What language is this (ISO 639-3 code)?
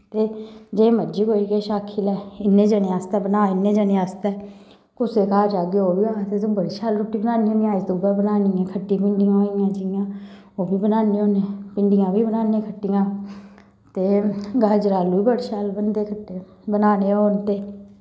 doi